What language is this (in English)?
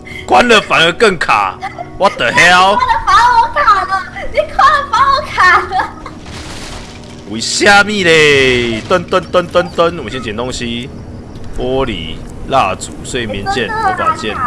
Chinese